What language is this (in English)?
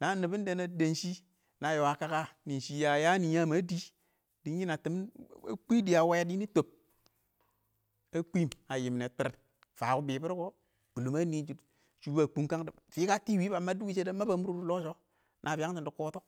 Awak